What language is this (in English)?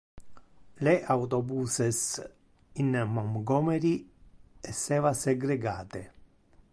Interlingua